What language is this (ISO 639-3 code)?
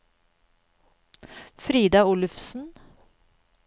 nor